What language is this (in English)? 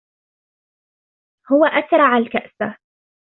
Arabic